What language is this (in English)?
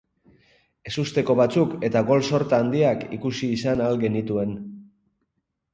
Basque